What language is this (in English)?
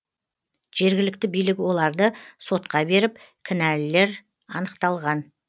Kazakh